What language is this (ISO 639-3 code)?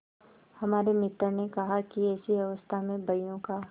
hin